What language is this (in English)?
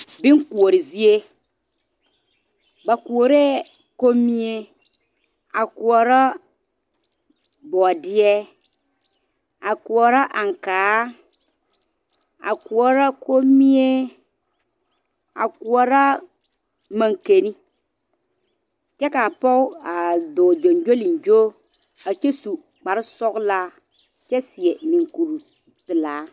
Southern Dagaare